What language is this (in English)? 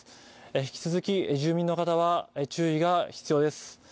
Japanese